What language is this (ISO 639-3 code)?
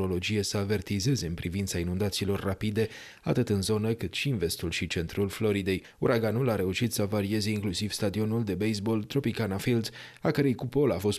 ron